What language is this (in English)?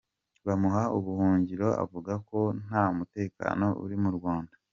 Kinyarwanda